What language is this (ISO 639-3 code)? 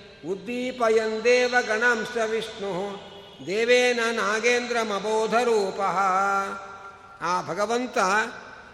kan